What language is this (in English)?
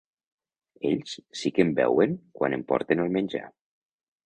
Catalan